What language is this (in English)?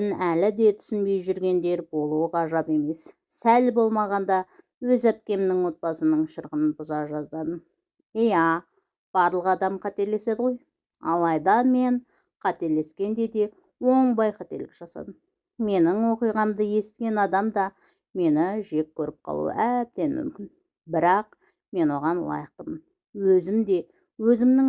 Turkish